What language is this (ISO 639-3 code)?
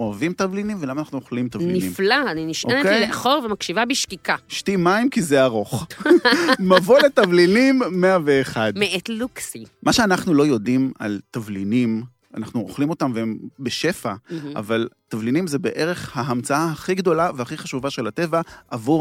heb